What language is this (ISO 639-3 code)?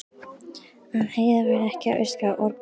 isl